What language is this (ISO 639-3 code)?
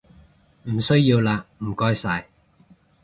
yue